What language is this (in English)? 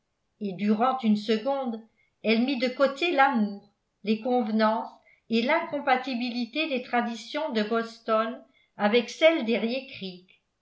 French